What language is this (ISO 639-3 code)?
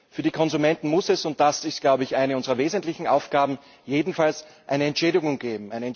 deu